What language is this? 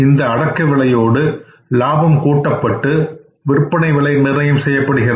Tamil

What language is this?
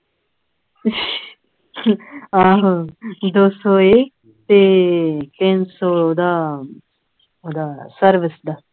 Punjabi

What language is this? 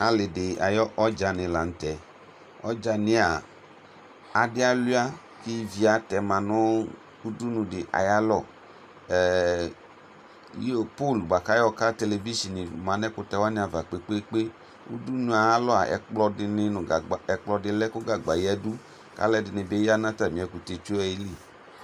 Ikposo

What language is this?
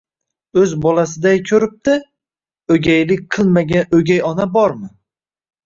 Uzbek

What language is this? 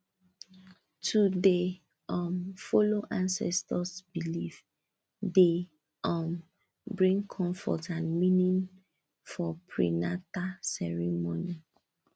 Nigerian Pidgin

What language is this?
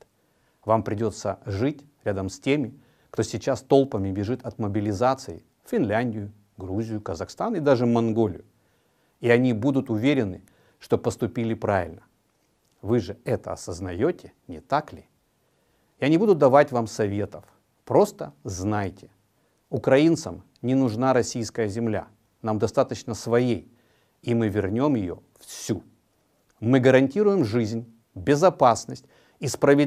Russian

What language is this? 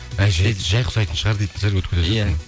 Kazakh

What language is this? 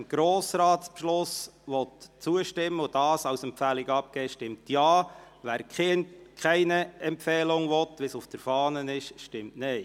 Swiss German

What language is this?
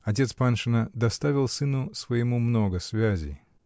Russian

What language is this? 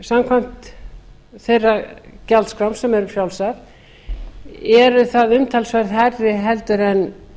Icelandic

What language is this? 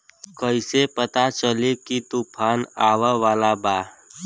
Bhojpuri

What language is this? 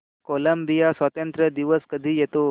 Marathi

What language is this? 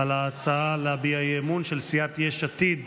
Hebrew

